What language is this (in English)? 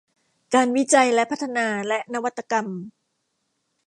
Thai